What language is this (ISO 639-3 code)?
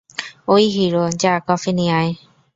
ben